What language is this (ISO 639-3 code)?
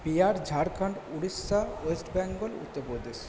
ben